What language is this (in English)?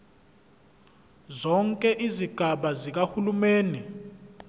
Zulu